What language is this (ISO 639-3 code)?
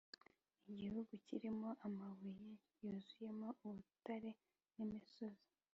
kin